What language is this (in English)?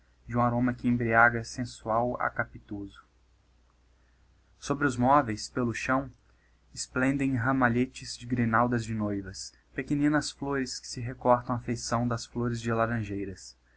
Portuguese